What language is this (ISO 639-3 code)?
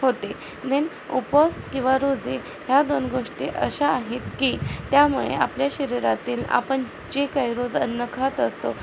mar